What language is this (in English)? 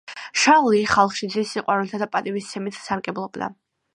Georgian